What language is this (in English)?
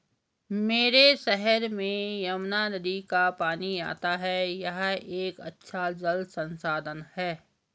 Hindi